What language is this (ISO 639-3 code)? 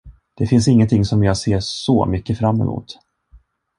swe